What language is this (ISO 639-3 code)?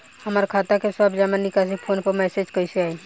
bho